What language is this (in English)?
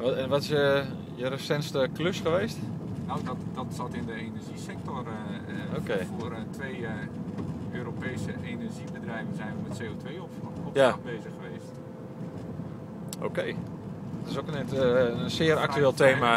Dutch